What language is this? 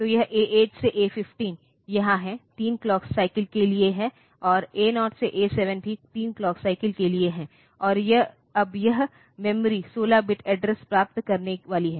Hindi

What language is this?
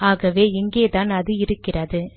Tamil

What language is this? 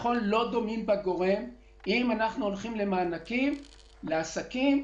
Hebrew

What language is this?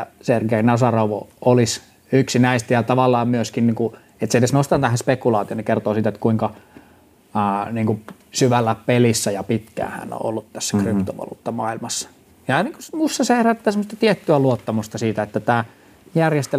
Finnish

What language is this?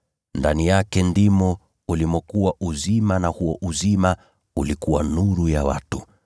Swahili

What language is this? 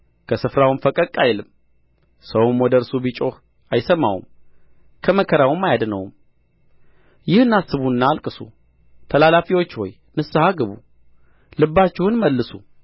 Amharic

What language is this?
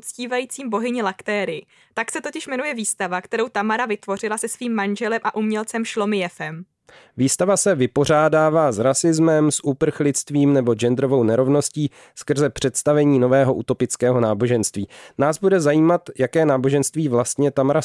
Czech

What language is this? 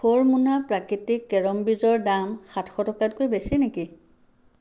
Assamese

